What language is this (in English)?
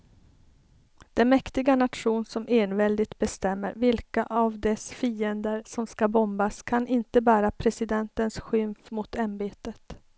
Swedish